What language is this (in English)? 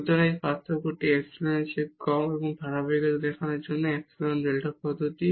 Bangla